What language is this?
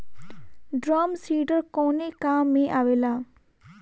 Bhojpuri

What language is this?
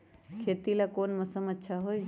Magahi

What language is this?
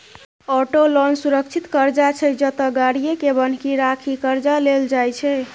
Maithili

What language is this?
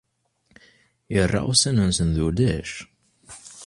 Kabyle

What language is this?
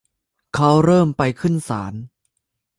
Thai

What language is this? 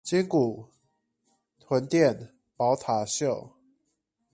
Chinese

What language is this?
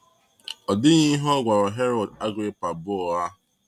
Igbo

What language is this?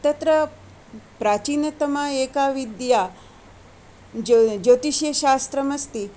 Sanskrit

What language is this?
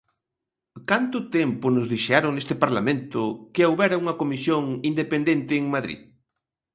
Galician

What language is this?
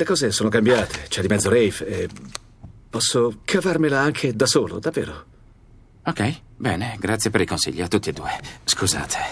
Italian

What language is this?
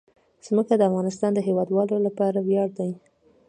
Pashto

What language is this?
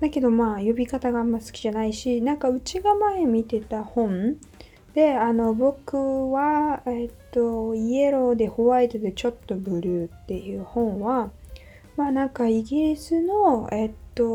Japanese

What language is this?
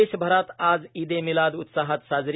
Marathi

